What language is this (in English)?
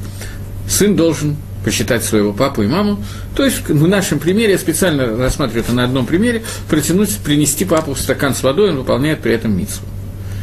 Russian